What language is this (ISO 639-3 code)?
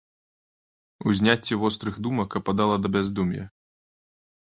bel